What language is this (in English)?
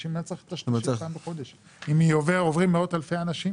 Hebrew